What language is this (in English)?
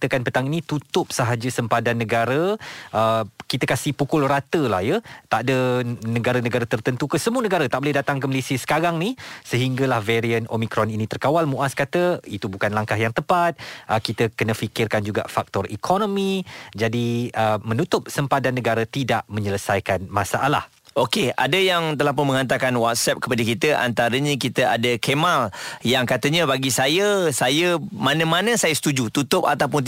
Malay